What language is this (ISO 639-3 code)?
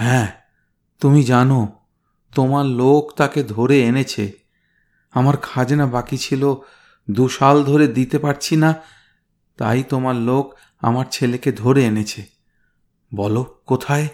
ben